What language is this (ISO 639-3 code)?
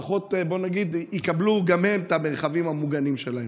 heb